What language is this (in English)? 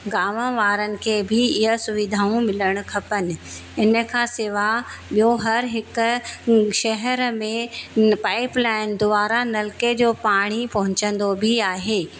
Sindhi